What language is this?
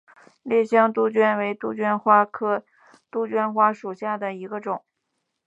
Chinese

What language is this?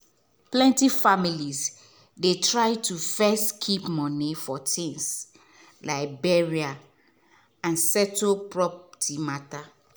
Nigerian Pidgin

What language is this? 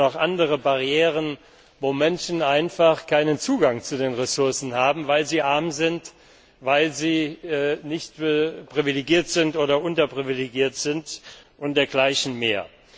German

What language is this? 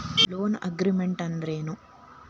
Kannada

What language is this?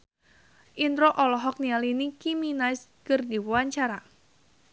Sundanese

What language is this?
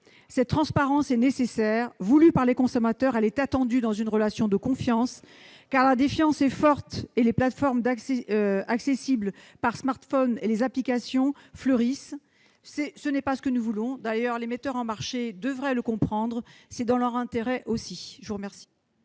French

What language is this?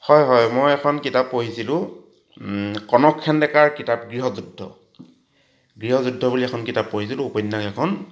Assamese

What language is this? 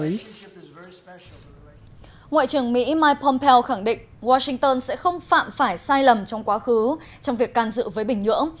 Vietnamese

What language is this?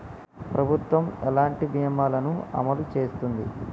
Telugu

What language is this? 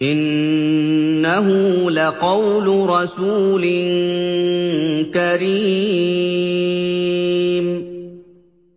Arabic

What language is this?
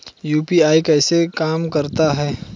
Hindi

